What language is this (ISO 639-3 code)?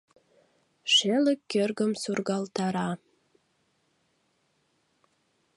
chm